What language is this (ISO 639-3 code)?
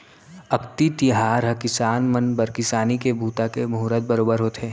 hne